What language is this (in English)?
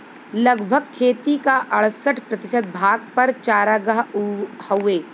Bhojpuri